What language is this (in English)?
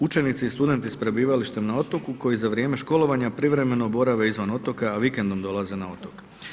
Croatian